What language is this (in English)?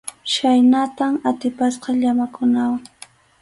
Arequipa-La Unión Quechua